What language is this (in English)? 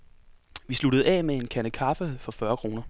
Danish